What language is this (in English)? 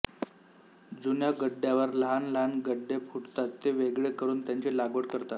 Marathi